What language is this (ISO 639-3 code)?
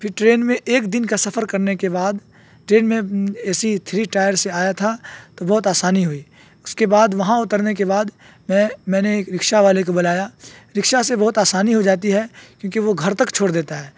urd